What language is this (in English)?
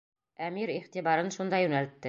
Bashkir